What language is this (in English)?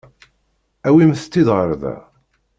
Kabyle